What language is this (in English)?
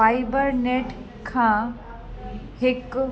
Sindhi